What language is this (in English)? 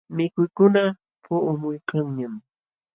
Jauja Wanca Quechua